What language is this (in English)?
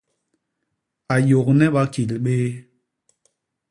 Basaa